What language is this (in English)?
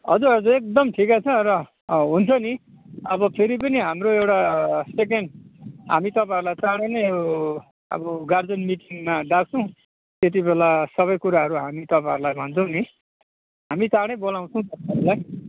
Nepali